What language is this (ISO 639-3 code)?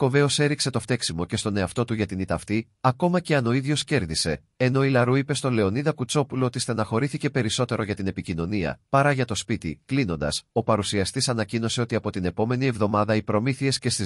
ell